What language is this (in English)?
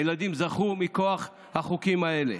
Hebrew